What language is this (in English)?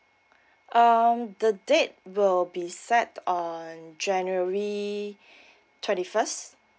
English